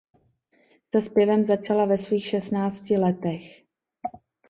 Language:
Czech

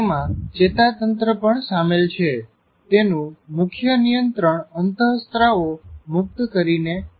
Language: Gujarati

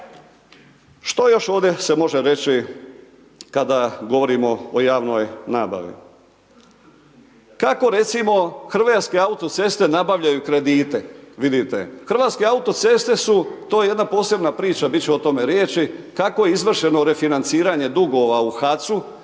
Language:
Croatian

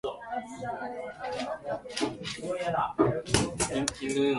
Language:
Japanese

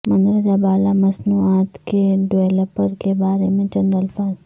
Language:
Urdu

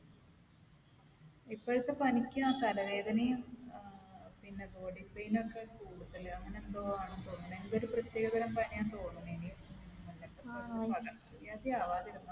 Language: Malayalam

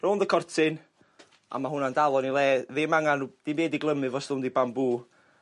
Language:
Welsh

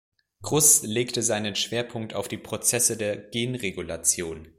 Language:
German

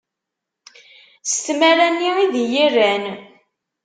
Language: Kabyle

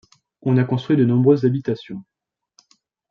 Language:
French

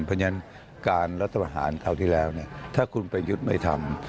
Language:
Thai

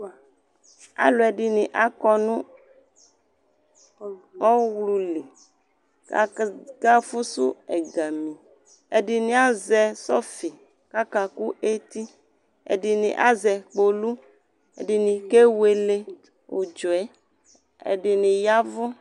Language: Ikposo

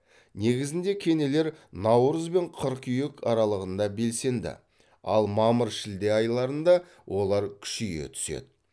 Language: Kazakh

